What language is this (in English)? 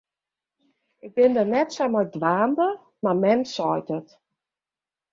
Western Frisian